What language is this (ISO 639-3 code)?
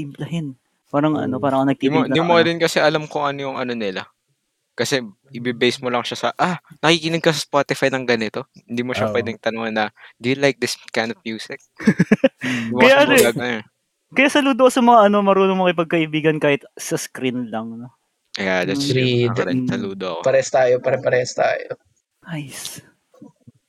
fil